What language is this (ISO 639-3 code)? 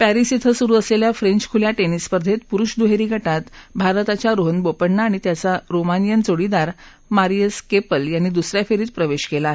mar